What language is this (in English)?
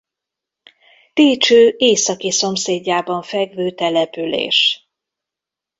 Hungarian